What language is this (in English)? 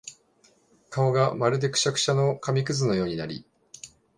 Japanese